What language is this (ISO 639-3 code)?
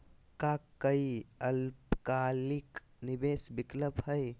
mag